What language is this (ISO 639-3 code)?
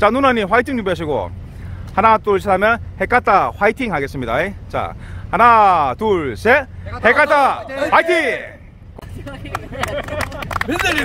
kor